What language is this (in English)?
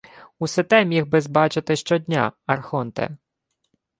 Ukrainian